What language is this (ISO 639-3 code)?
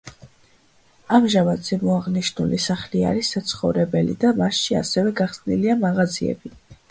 kat